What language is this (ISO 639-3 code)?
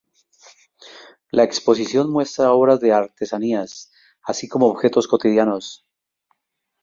spa